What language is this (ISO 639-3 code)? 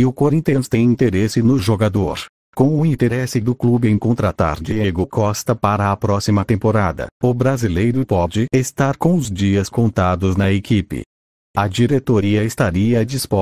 por